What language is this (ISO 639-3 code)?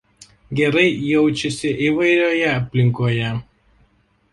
lit